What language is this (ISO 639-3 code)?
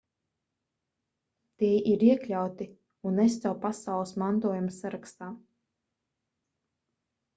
lav